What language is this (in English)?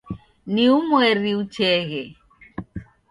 Taita